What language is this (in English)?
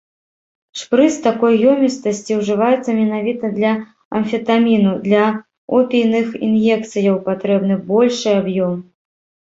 Belarusian